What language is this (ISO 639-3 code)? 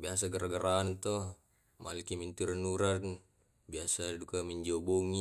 rob